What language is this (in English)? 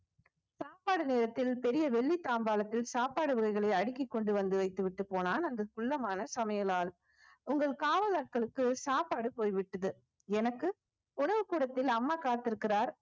Tamil